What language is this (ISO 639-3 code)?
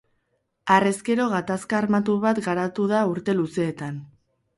eus